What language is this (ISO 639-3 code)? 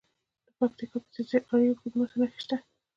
pus